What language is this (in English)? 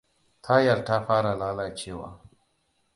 Hausa